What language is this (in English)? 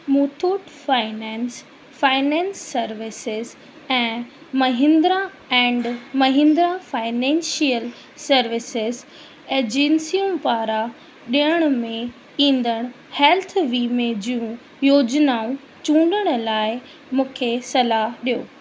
Sindhi